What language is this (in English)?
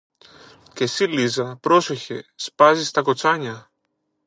Greek